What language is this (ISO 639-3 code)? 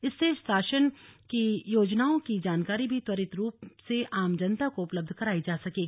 hin